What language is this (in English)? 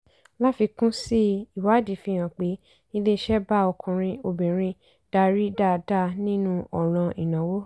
Yoruba